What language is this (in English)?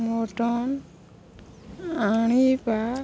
Odia